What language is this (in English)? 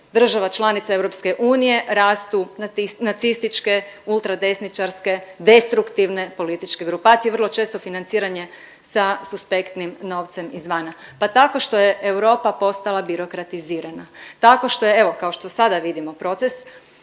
Croatian